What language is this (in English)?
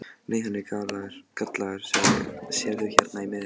Icelandic